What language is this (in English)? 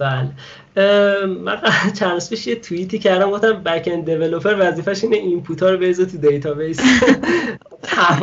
Persian